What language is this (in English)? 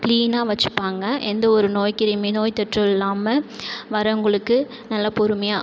Tamil